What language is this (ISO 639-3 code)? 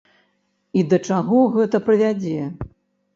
bel